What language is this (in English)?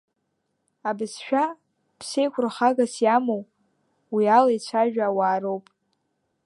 Abkhazian